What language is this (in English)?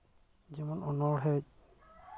Santali